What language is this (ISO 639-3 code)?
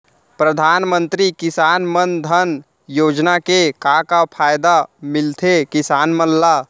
hne